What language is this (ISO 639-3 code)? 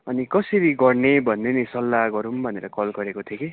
nep